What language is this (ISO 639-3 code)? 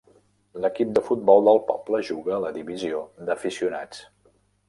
cat